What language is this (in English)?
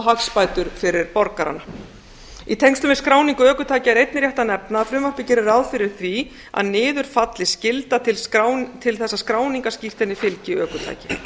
Icelandic